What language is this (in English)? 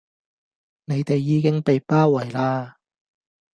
Cantonese